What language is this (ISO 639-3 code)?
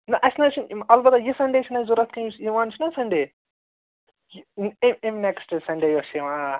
kas